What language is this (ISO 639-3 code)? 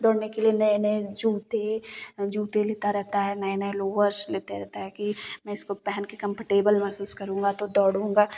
hin